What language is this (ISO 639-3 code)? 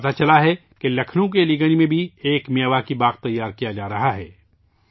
urd